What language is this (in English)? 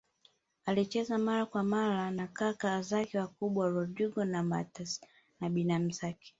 Swahili